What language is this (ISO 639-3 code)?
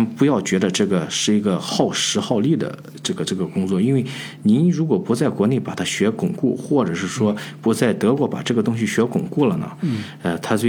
zho